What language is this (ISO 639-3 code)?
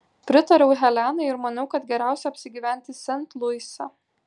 lit